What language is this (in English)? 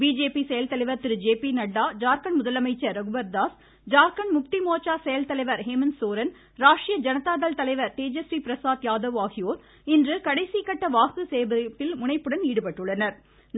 Tamil